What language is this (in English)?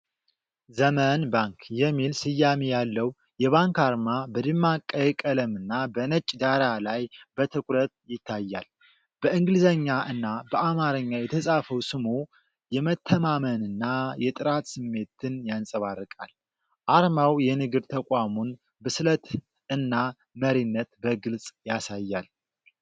Amharic